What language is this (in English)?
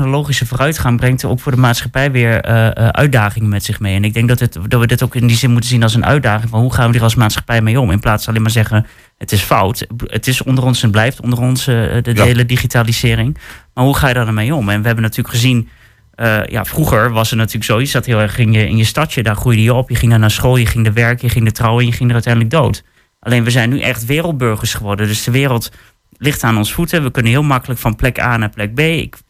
Dutch